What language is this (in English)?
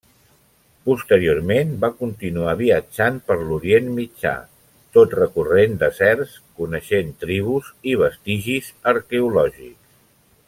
Catalan